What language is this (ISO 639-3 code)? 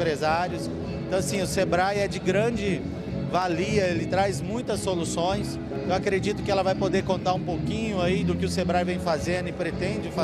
por